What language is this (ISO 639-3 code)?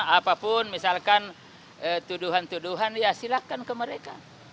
ind